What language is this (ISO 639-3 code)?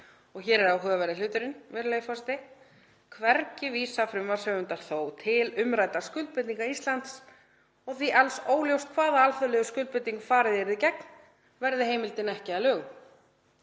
isl